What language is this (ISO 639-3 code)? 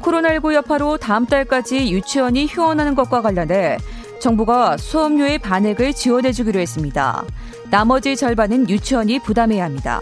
kor